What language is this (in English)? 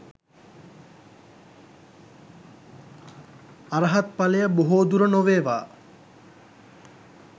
Sinhala